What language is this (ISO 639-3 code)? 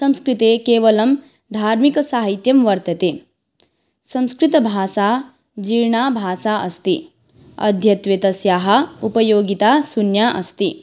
san